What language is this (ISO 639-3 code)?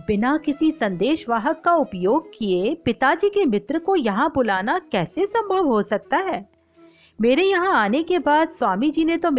hin